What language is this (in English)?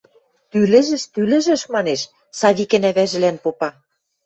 Western Mari